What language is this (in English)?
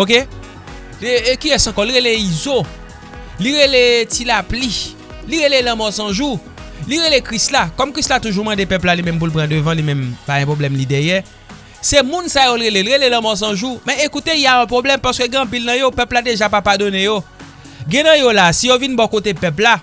French